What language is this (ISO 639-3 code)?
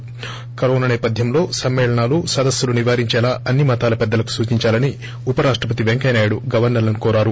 tel